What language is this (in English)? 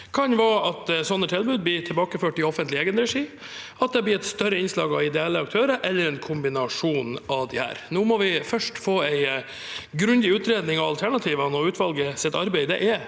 Norwegian